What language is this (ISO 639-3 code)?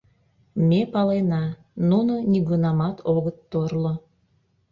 chm